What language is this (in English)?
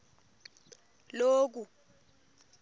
Swati